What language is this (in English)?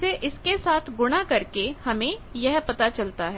Hindi